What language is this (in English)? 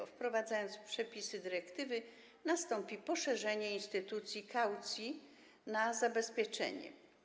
Polish